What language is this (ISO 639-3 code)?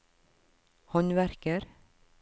nor